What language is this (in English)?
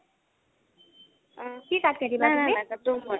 Assamese